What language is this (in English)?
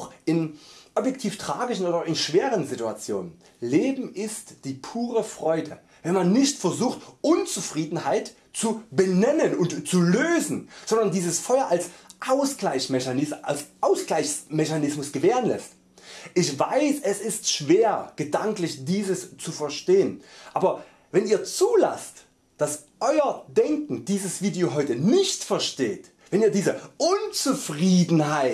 German